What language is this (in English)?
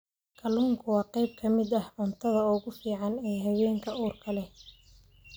Somali